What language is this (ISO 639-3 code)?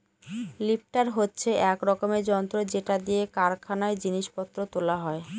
ben